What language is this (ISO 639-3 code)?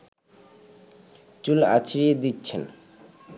ben